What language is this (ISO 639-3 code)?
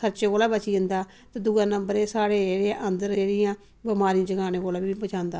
doi